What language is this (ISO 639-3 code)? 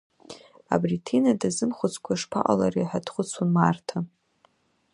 abk